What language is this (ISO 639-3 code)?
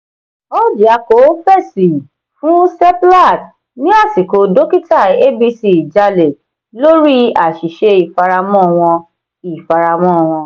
yor